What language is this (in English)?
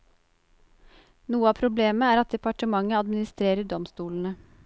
Norwegian